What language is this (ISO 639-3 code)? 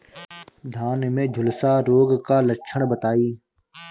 bho